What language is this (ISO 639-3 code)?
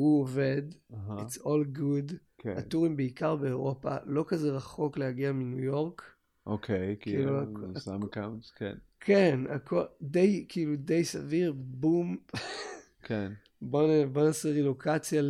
heb